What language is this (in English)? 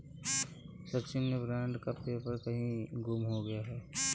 Hindi